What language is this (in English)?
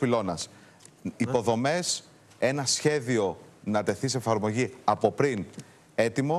Greek